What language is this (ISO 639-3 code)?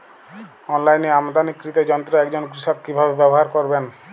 ben